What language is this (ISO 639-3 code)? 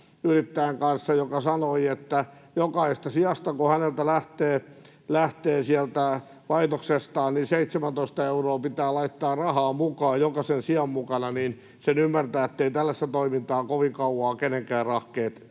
fin